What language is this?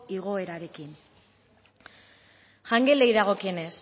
Basque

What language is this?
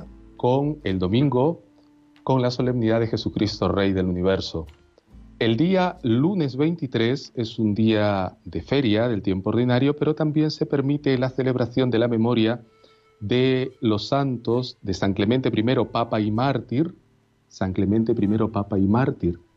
Spanish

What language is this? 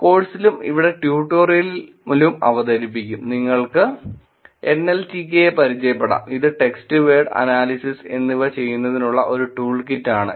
Malayalam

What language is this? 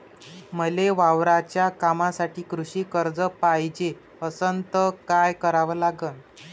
Marathi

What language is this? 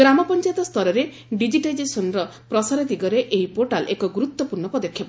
Odia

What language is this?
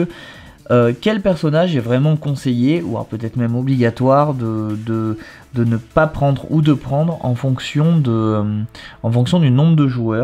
French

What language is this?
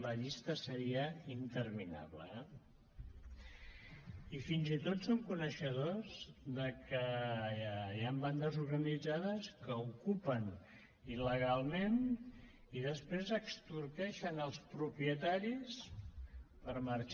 Catalan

